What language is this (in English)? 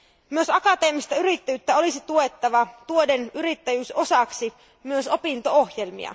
Finnish